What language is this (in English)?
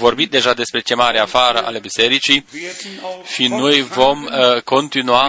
Romanian